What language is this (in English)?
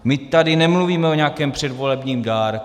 Czech